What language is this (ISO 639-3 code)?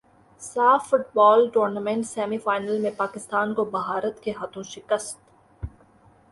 urd